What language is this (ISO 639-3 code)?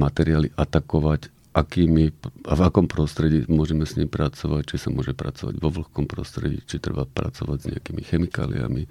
slk